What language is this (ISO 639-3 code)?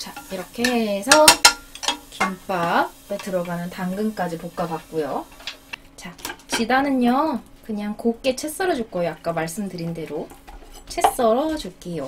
kor